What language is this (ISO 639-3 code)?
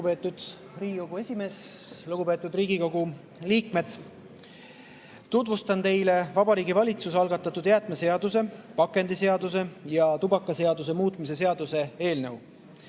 est